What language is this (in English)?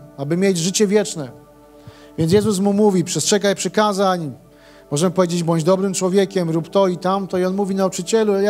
Polish